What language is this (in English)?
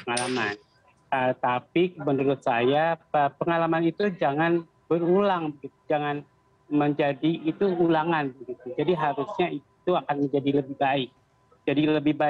Indonesian